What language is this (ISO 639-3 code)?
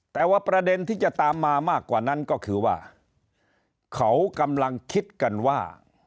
tha